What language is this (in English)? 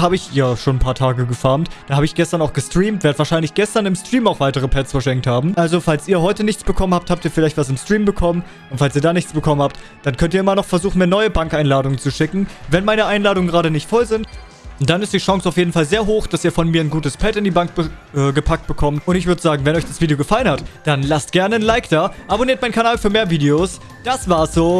German